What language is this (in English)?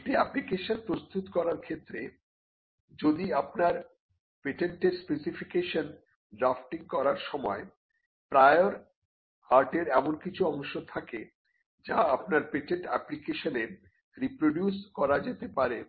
Bangla